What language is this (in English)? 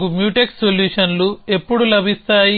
Telugu